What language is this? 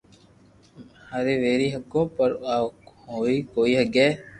Loarki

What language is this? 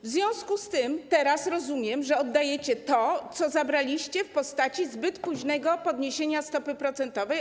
Polish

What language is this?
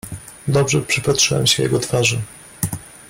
Polish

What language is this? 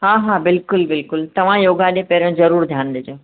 Sindhi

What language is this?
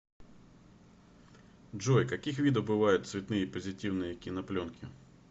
Russian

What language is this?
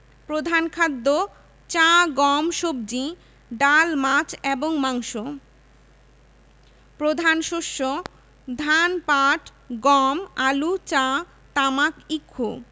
Bangla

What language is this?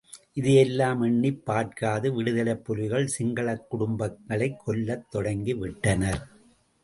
Tamil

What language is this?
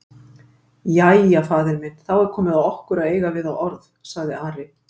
Icelandic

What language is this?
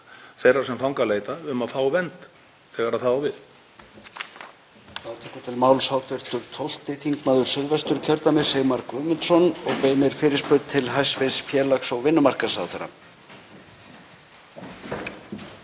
Icelandic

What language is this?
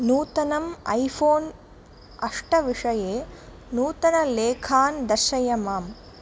Sanskrit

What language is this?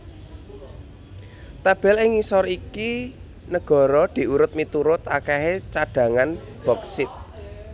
Javanese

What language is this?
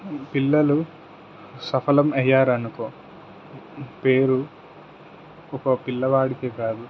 Telugu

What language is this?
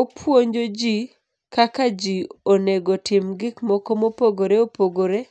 Luo (Kenya and Tanzania)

